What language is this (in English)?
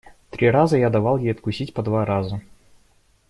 Russian